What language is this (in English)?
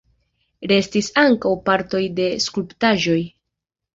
Esperanto